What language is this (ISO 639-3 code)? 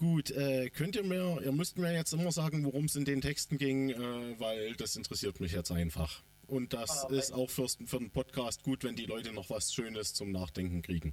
deu